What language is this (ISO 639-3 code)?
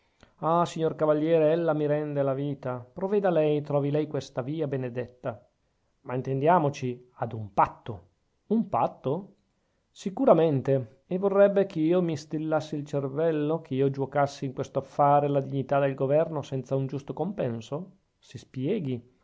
ita